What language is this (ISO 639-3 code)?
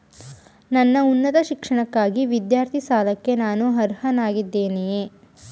kan